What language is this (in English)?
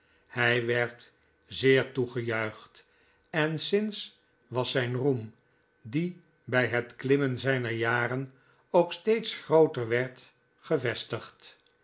Dutch